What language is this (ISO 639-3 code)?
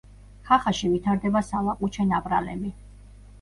kat